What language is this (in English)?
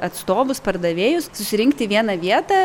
Lithuanian